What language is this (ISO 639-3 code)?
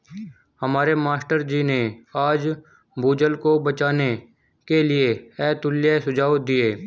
hin